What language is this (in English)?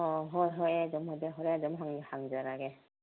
Manipuri